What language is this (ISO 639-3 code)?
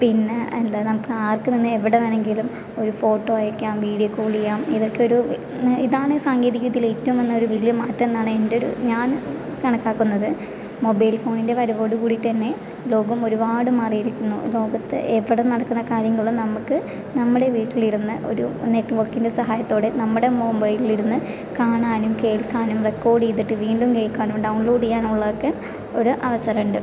mal